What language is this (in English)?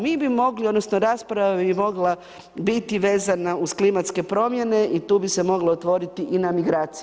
Croatian